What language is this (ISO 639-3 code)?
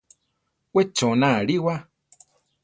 tar